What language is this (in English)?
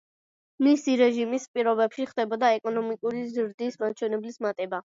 Georgian